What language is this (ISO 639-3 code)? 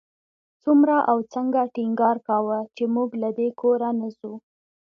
pus